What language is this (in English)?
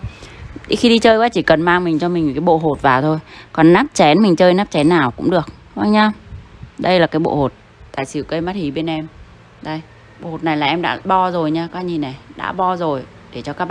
Vietnamese